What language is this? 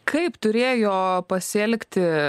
Lithuanian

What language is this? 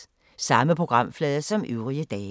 Danish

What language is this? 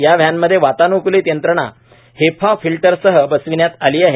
Marathi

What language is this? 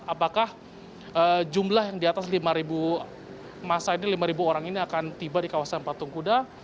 Indonesian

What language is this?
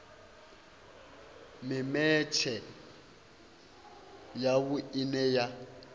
Venda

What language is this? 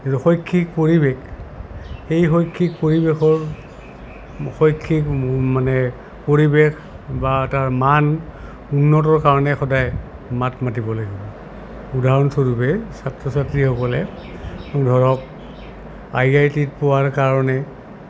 Assamese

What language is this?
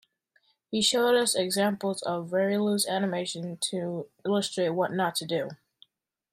English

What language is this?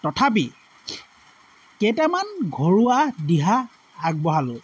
Assamese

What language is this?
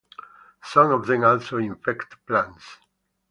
English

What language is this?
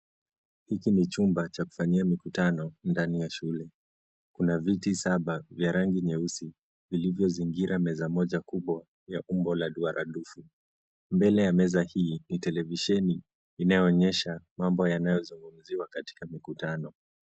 Swahili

